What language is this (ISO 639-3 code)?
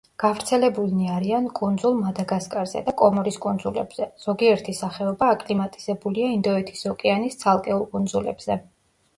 kat